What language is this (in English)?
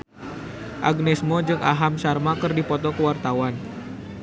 Sundanese